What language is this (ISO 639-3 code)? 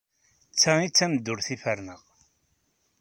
kab